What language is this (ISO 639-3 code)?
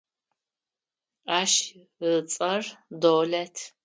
ady